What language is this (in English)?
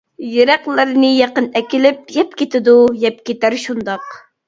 Uyghur